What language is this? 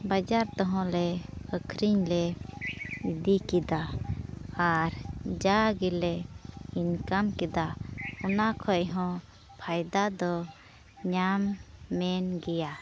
Santali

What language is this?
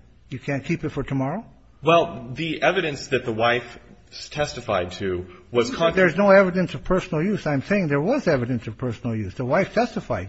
English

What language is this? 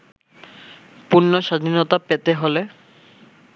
Bangla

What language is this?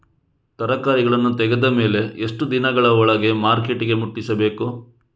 Kannada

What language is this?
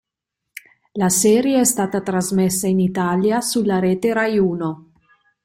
Italian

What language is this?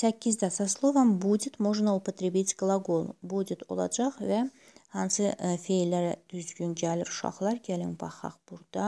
Russian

